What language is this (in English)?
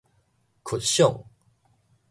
Min Nan Chinese